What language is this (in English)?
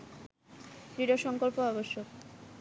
Bangla